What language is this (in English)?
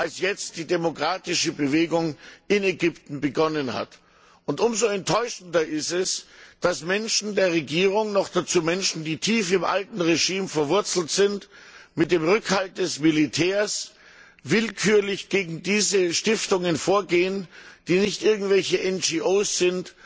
German